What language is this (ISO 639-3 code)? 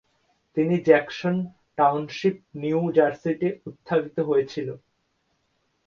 ben